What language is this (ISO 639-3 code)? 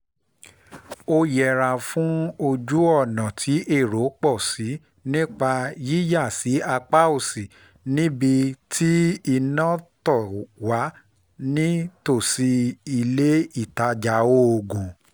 yor